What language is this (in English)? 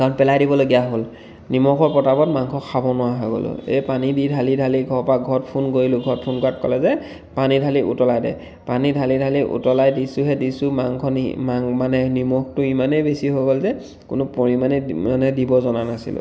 Assamese